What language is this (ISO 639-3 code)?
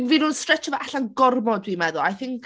cym